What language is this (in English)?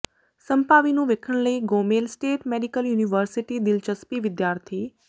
Punjabi